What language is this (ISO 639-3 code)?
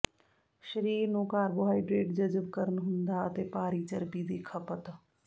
pan